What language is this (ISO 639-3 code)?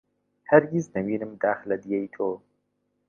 ckb